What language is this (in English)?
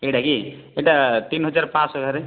Odia